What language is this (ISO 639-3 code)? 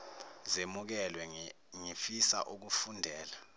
zul